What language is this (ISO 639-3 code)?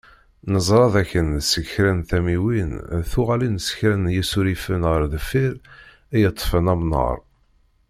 kab